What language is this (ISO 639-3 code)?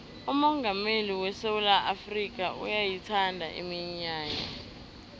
nbl